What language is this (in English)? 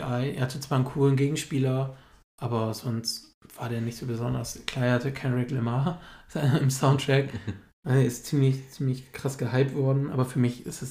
German